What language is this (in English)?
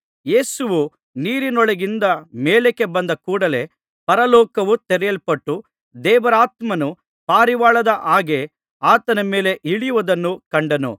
Kannada